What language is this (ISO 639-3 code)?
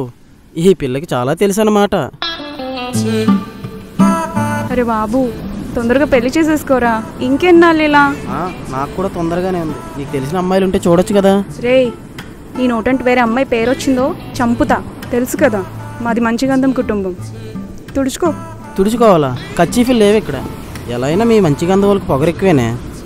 tel